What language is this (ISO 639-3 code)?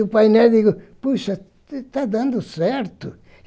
por